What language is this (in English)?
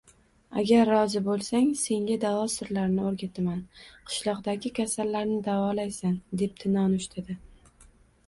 Uzbek